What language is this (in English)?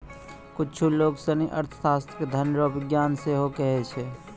Maithili